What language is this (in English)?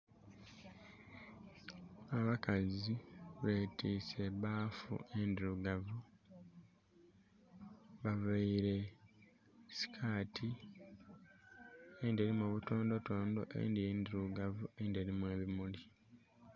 Soga